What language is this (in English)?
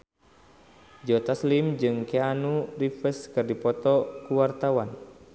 Sundanese